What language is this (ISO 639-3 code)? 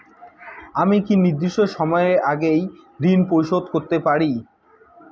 ben